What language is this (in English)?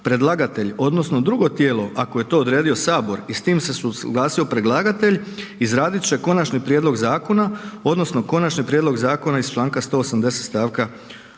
Croatian